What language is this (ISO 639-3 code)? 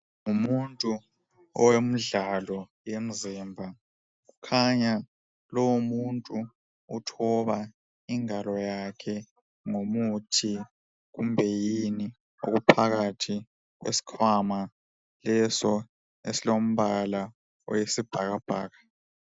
nde